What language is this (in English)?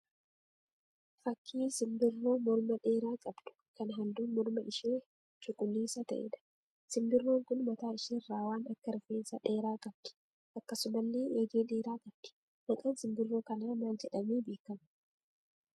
Oromo